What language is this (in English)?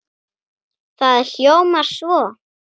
Icelandic